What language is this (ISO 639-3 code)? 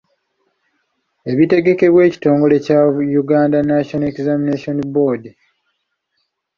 lug